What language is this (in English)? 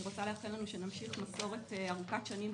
Hebrew